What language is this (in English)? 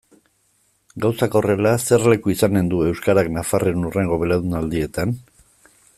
Basque